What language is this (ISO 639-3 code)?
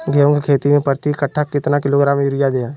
mag